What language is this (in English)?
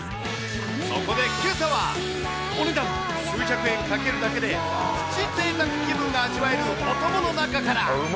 Japanese